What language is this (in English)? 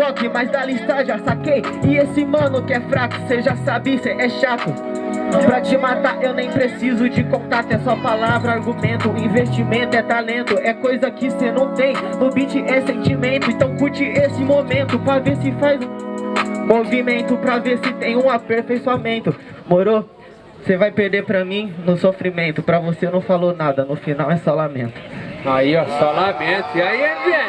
Portuguese